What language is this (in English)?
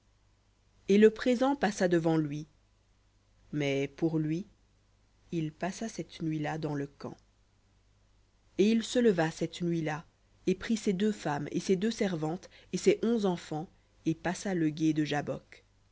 French